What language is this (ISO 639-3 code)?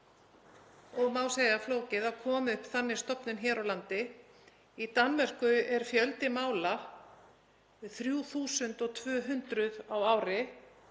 isl